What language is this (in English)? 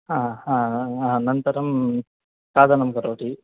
Sanskrit